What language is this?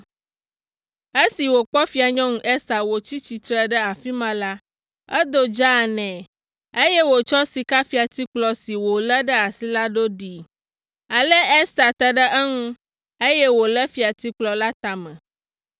Ewe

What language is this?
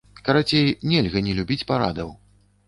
Belarusian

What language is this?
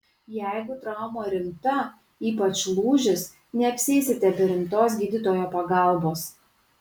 Lithuanian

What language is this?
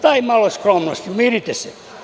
Serbian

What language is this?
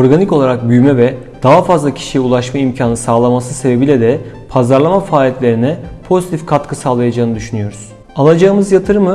Turkish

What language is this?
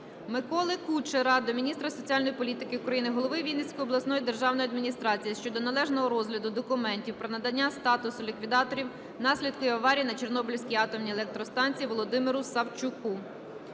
Ukrainian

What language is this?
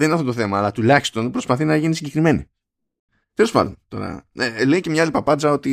Greek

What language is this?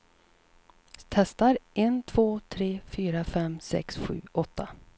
Swedish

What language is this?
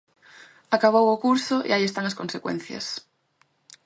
Galician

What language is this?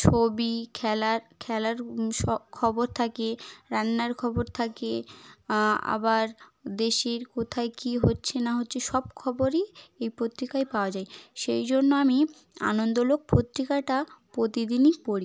Bangla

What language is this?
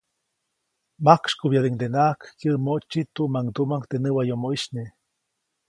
Copainalá Zoque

